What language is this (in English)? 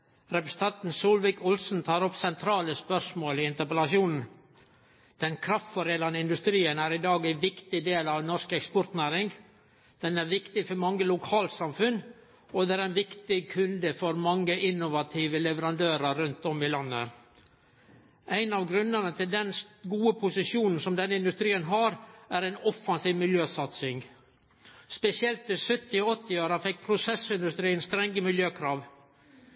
Norwegian Nynorsk